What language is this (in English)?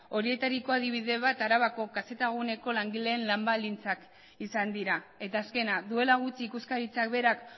Basque